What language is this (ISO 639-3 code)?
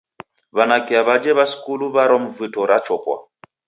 dav